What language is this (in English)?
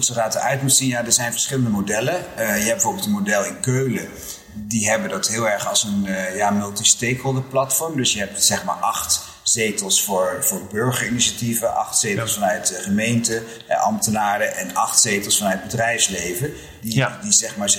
Dutch